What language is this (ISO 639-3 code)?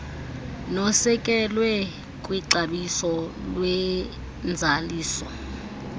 xho